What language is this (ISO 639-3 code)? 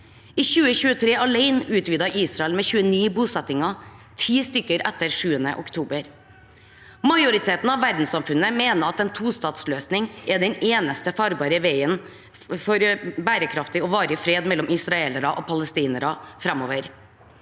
nor